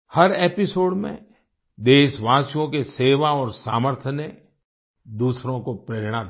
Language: Hindi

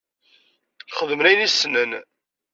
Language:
Kabyle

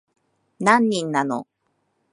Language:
Japanese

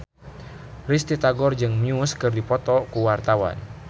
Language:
Sundanese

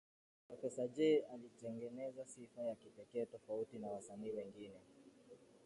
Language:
Swahili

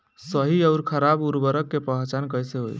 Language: Bhojpuri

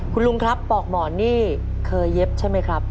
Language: Thai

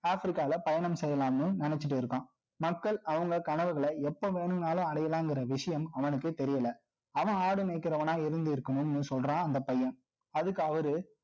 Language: Tamil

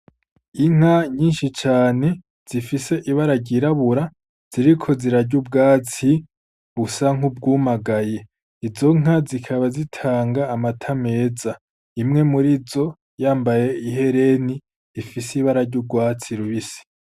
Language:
Rundi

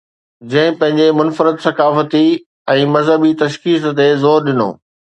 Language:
Sindhi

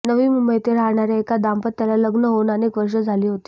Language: Marathi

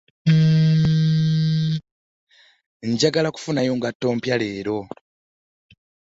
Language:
Ganda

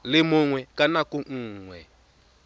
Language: Tswana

